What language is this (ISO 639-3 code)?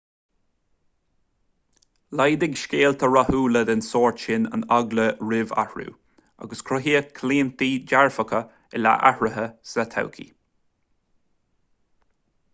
gle